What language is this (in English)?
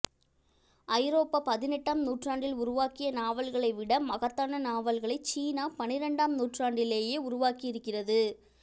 Tamil